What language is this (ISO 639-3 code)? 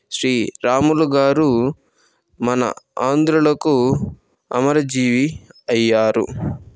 tel